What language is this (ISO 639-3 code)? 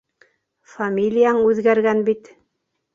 bak